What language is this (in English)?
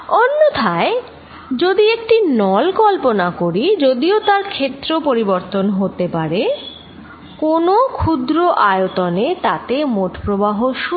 Bangla